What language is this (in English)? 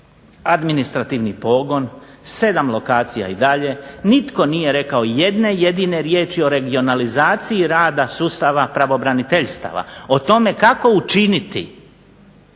Croatian